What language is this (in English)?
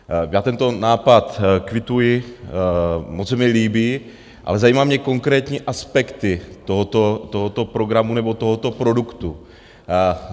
Czech